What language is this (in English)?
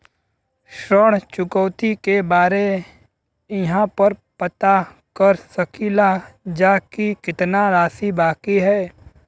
Bhojpuri